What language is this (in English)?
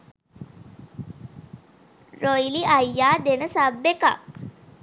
Sinhala